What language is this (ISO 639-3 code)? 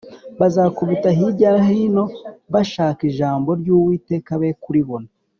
kin